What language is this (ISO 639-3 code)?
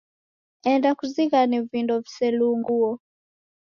dav